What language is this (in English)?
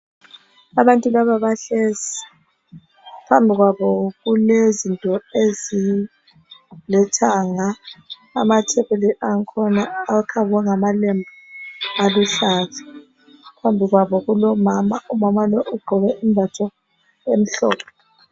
North Ndebele